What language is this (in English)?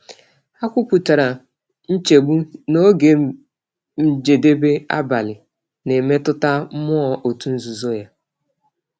Igbo